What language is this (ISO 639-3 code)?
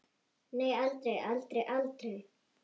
isl